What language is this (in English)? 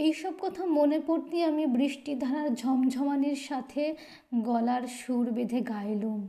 Bangla